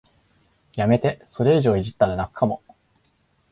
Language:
Japanese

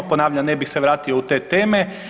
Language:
Croatian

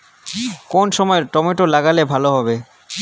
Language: Bangla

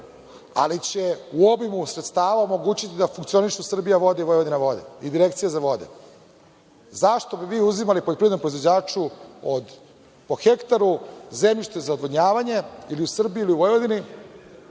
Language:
Serbian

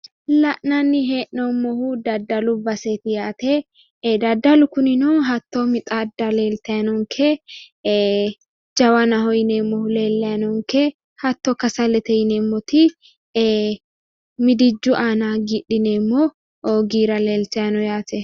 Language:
Sidamo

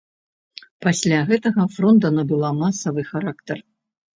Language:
Belarusian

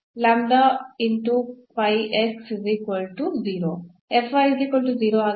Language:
Kannada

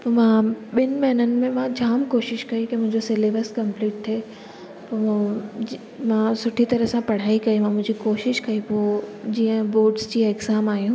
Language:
Sindhi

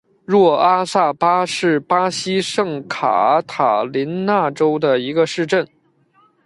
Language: Chinese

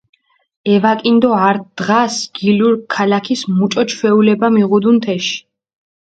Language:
Mingrelian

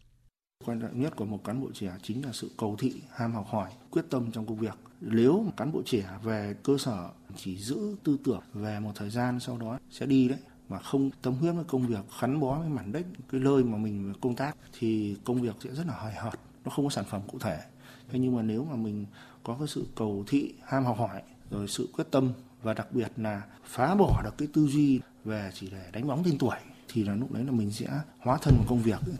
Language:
Vietnamese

